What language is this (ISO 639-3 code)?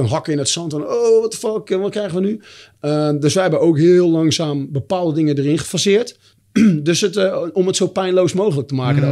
nld